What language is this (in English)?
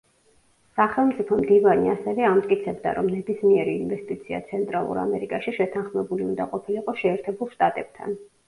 Georgian